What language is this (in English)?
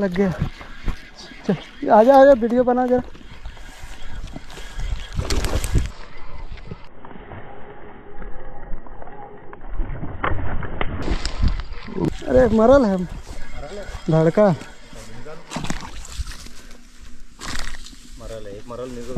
Hindi